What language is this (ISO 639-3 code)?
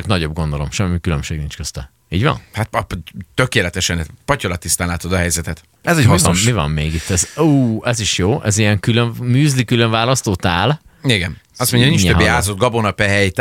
hun